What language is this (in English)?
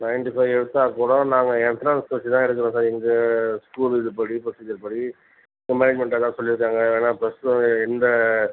Tamil